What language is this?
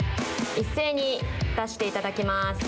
Japanese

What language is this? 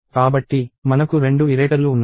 Telugu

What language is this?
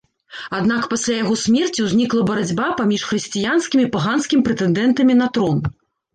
Belarusian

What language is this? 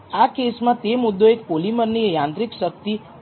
Gujarati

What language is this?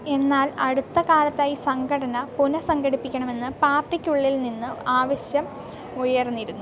Malayalam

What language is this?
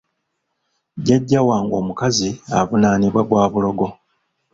Ganda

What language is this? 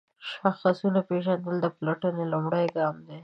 Pashto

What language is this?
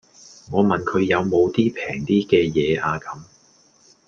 Cantonese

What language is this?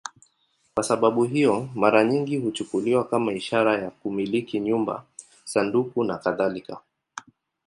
Swahili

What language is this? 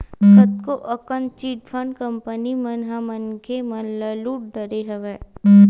Chhattisgarhi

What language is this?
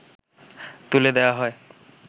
Bangla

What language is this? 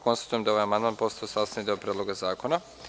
Serbian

